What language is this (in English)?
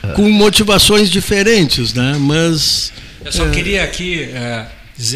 Portuguese